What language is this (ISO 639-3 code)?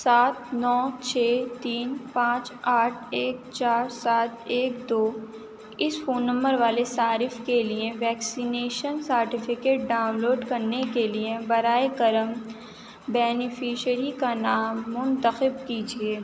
urd